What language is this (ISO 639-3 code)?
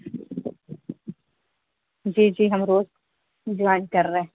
urd